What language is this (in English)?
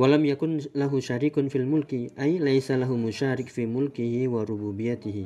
Indonesian